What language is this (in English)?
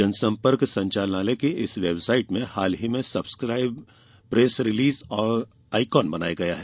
Hindi